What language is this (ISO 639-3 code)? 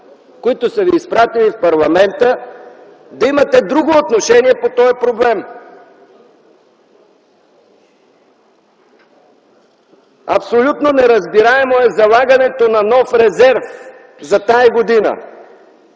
bul